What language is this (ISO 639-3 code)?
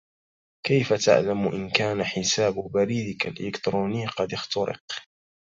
ara